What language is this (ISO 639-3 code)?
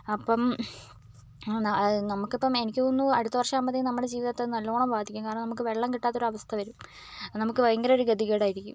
mal